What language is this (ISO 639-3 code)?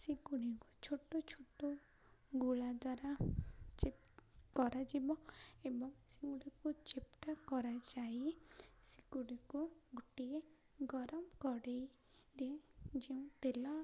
ori